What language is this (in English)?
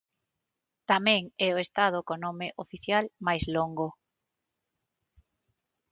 Galician